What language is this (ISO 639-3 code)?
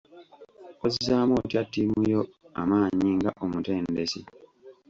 lug